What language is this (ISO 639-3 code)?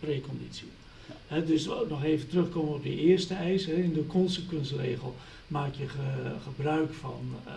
nld